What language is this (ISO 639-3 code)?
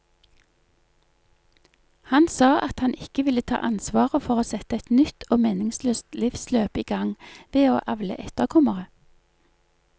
nor